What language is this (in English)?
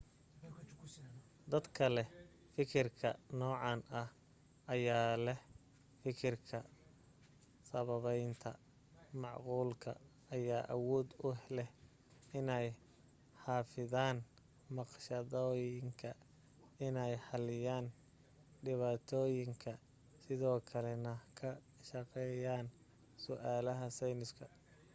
Somali